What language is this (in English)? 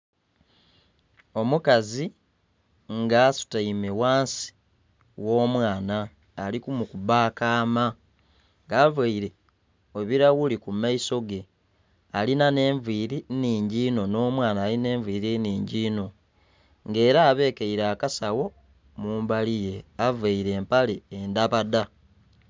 Soga